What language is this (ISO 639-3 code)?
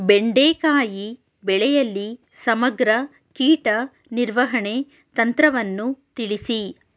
kan